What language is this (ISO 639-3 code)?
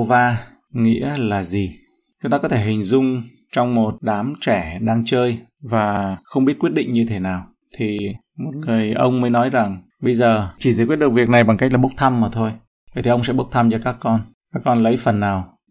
vie